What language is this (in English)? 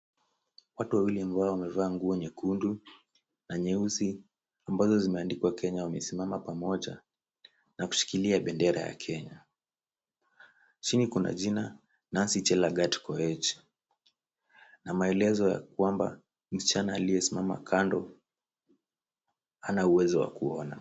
Swahili